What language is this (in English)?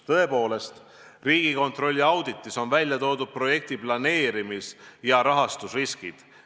Estonian